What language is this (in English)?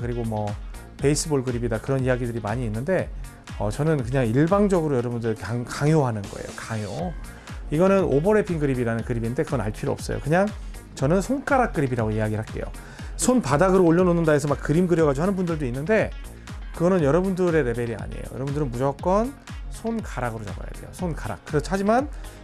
Korean